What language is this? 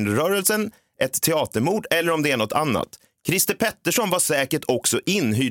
Swedish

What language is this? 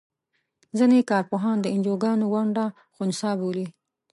Pashto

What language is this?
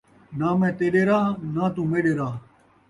Saraiki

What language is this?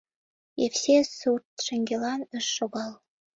Mari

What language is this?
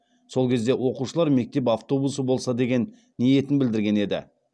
Kazakh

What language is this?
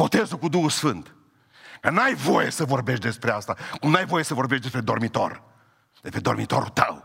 Romanian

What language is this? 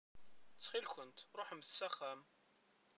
Kabyle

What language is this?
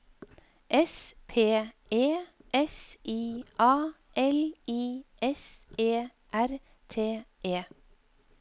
Norwegian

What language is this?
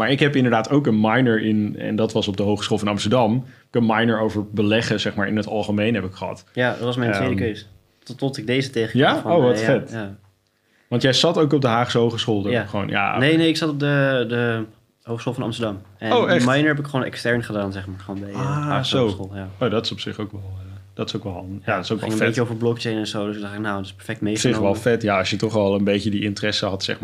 Dutch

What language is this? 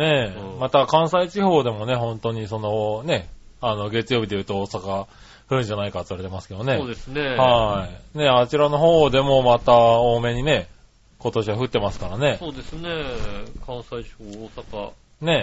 Japanese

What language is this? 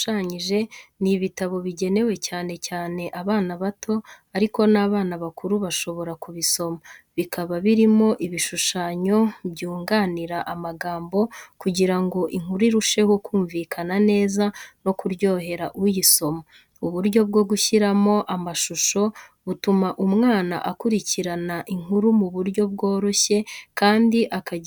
Kinyarwanda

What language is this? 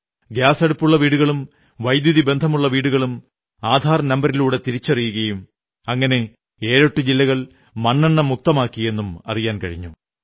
Malayalam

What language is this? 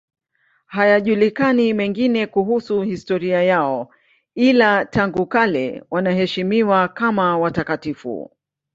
Swahili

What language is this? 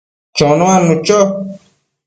Matsés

